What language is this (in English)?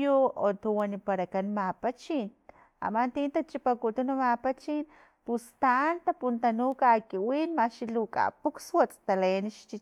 Filomena Mata-Coahuitlán Totonac